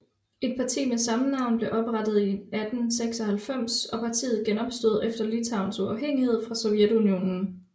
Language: Danish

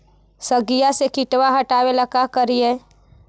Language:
Magahi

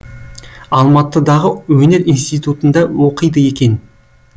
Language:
Kazakh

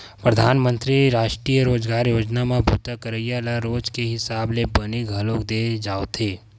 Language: Chhattisgarhi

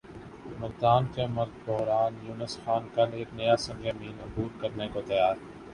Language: Urdu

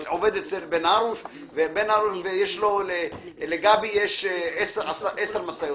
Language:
Hebrew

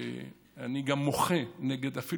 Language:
Hebrew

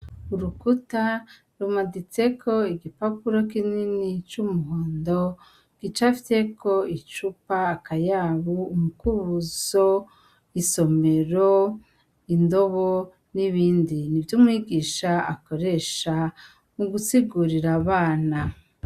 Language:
Rundi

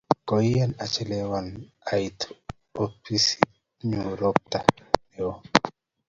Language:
Kalenjin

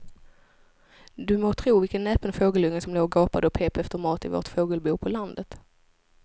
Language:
Swedish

